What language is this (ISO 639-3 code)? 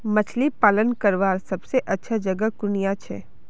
mag